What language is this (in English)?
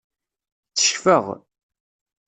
Kabyle